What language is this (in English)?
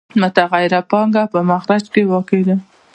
Pashto